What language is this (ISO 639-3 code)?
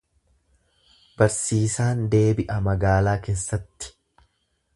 orm